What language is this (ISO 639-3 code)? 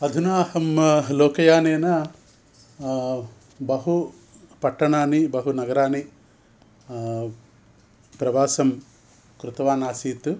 san